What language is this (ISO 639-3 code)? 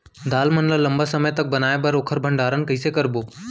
hne